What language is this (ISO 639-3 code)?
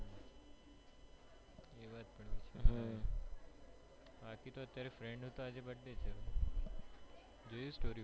guj